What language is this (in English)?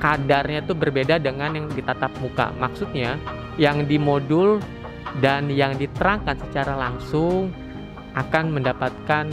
Indonesian